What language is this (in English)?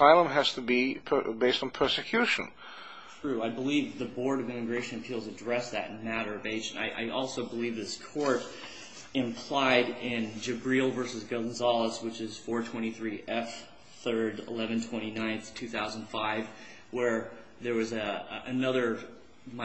English